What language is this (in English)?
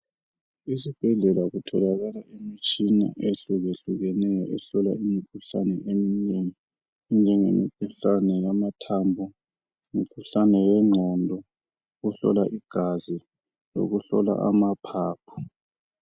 North Ndebele